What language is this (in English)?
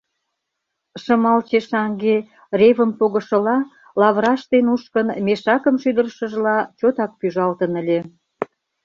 Mari